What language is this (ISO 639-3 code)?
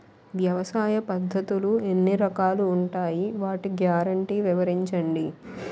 tel